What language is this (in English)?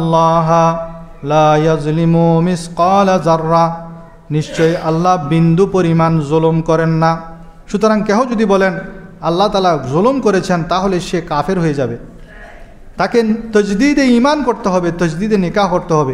Arabic